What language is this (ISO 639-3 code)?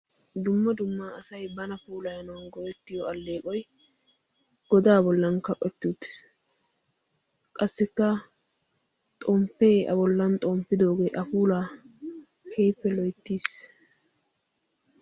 wal